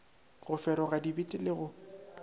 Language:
Northern Sotho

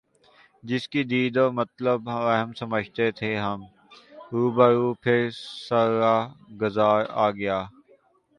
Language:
Urdu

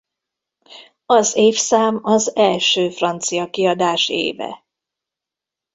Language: Hungarian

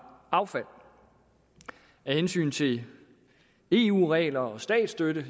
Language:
Danish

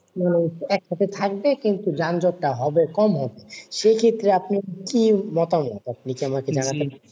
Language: Bangla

